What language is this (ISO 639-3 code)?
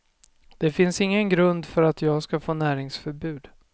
swe